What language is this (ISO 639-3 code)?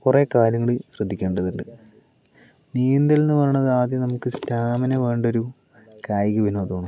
mal